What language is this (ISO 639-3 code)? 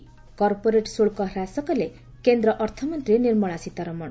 ori